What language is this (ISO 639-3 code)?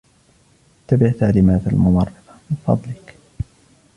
ara